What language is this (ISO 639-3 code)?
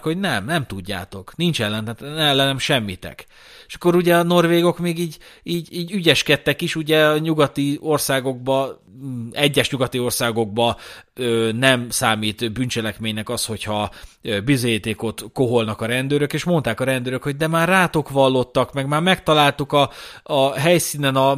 hun